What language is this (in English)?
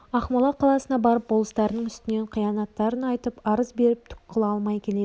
Kazakh